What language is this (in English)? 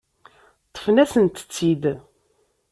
Kabyle